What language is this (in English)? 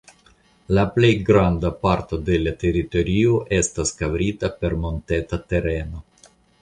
Esperanto